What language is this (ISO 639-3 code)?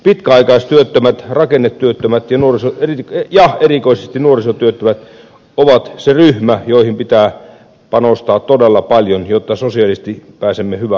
fin